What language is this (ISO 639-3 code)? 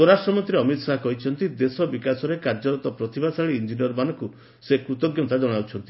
ori